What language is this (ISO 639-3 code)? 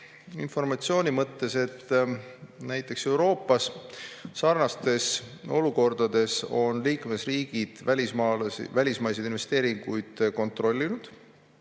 est